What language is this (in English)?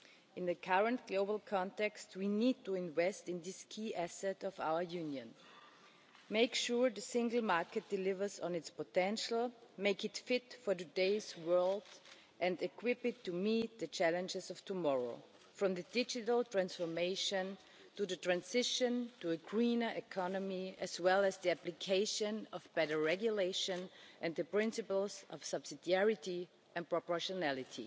English